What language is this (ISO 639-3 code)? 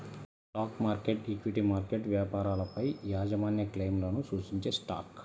tel